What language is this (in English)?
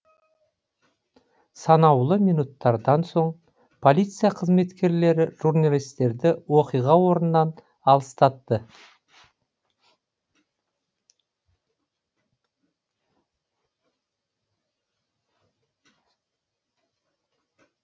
Kazakh